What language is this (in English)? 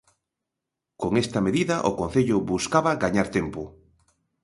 Galician